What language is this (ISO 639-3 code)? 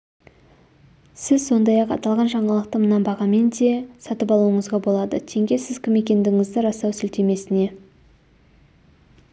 kaz